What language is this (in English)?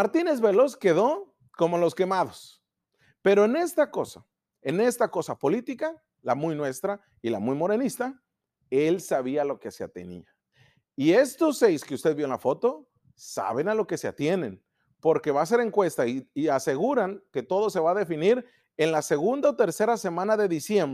Spanish